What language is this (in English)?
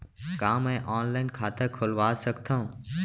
Chhattisgarhi